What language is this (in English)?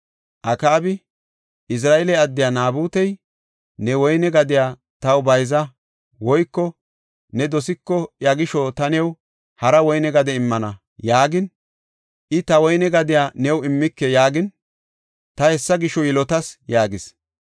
Gofa